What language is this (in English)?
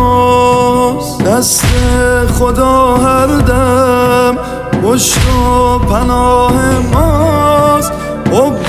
Persian